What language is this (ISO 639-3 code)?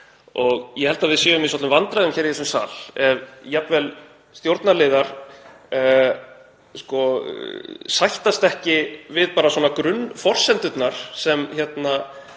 isl